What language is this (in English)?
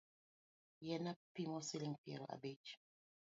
Luo (Kenya and Tanzania)